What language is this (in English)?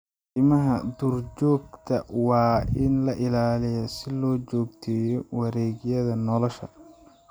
Somali